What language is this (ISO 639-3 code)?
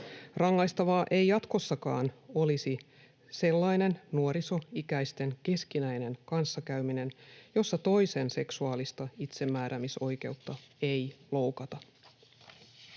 fin